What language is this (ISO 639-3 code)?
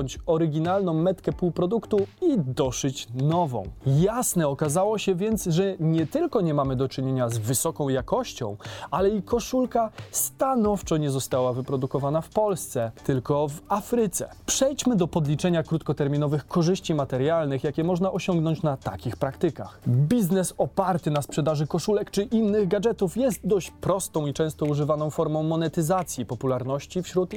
pol